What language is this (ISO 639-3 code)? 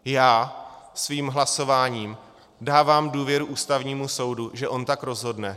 ces